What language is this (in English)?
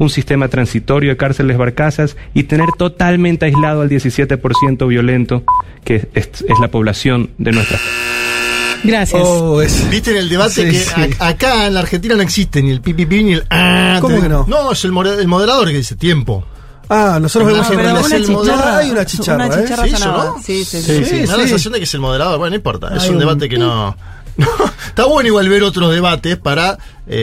Spanish